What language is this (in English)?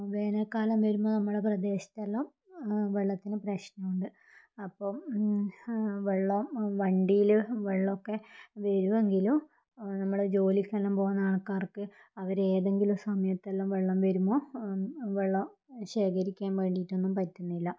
Malayalam